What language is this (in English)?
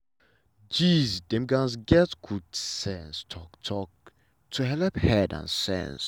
Nigerian Pidgin